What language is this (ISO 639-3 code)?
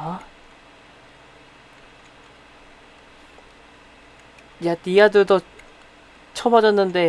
kor